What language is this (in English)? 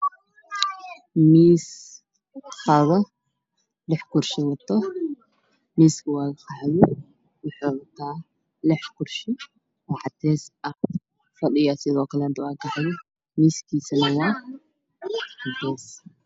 Somali